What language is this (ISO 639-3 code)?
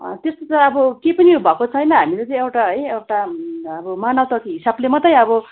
nep